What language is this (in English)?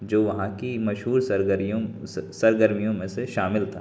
Urdu